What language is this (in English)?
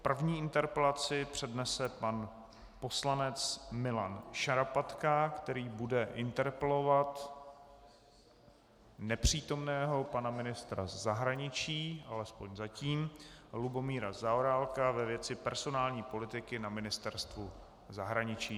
Czech